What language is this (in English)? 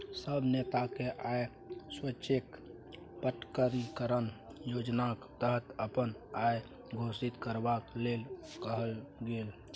Maithili